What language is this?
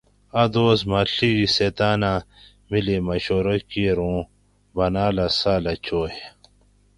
Gawri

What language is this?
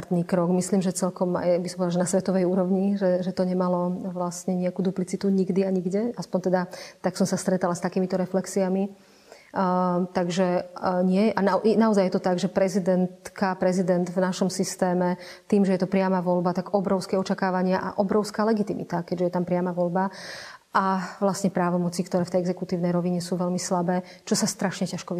Slovak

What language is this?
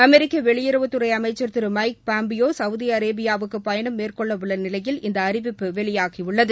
Tamil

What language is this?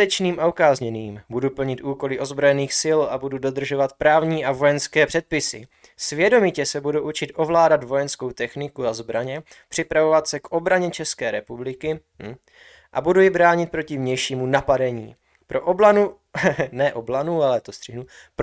Czech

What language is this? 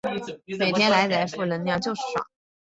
Chinese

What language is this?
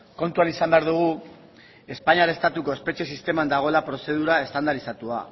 Basque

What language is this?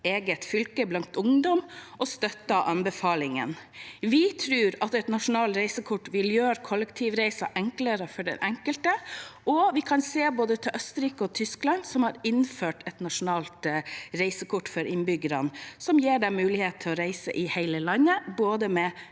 Norwegian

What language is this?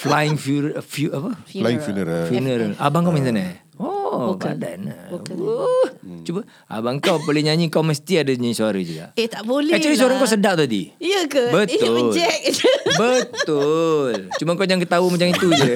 Malay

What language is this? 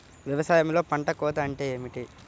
Telugu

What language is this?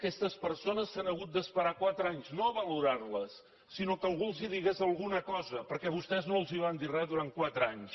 Catalan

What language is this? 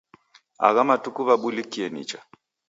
Taita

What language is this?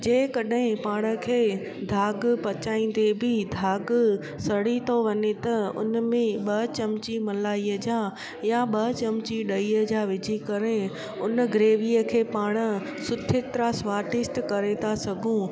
Sindhi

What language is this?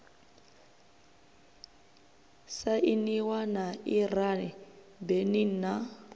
Venda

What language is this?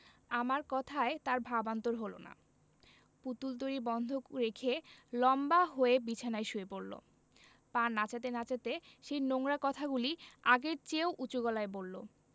Bangla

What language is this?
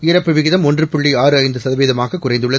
Tamil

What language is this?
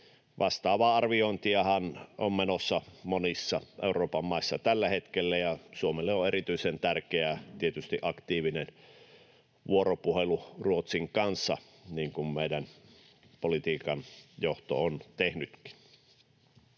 Finnish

